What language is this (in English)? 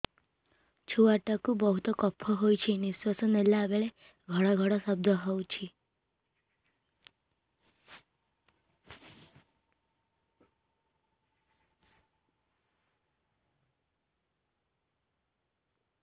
Odia